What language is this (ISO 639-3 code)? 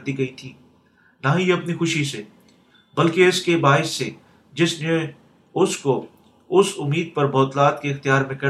urd